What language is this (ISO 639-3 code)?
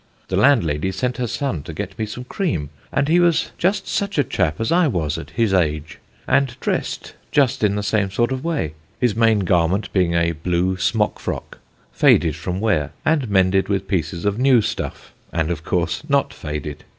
eng